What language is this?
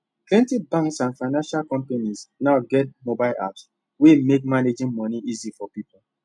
Nigerian Pidgin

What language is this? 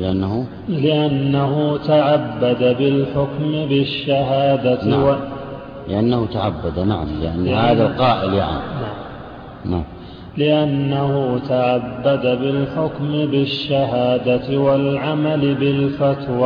Arabic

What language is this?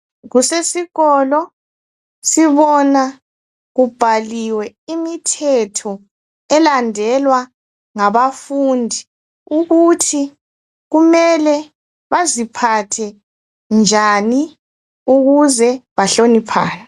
North Ndebele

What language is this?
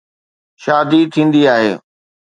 Sindhi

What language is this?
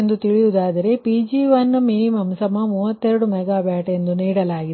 Kannada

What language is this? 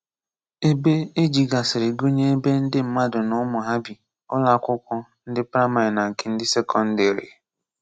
Igbo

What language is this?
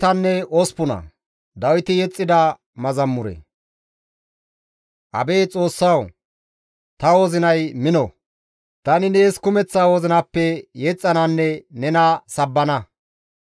Gamo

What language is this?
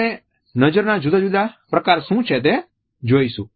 Gujarati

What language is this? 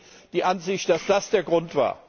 German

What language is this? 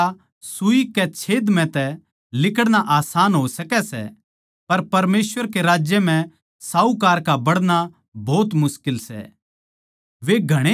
Haryanvi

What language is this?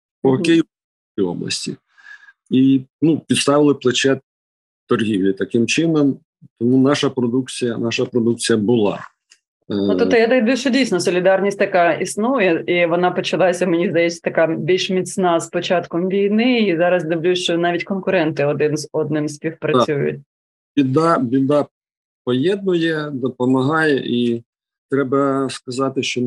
Ukrainian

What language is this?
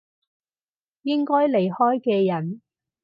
Cantonese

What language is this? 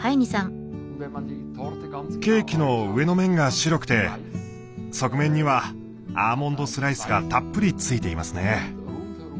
Japanese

